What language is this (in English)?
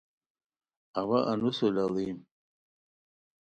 Khowar